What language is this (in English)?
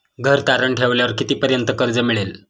Marathi